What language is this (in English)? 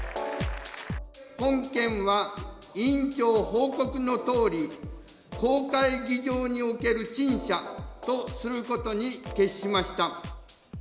Japanese